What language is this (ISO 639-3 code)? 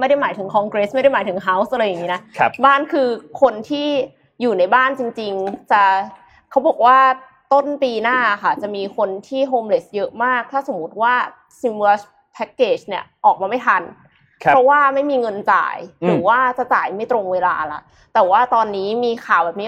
tha